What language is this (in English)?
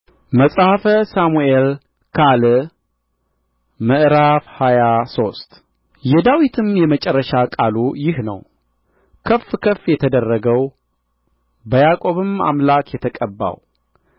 Amharic